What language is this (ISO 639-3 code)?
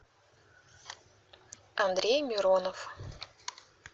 rus